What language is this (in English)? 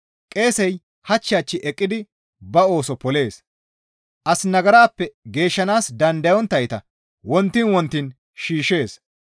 Gamo